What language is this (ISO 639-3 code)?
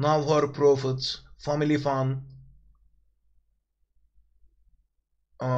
tur